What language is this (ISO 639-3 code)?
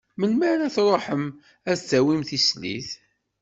kab